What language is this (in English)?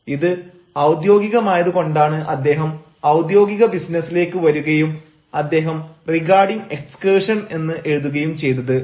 Malayalam